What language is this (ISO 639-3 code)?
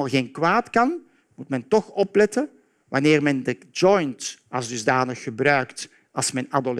nld